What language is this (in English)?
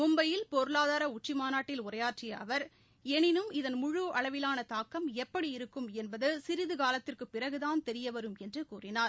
Tamil